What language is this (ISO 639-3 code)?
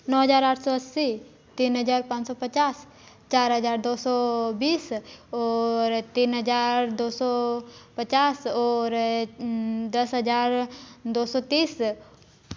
hin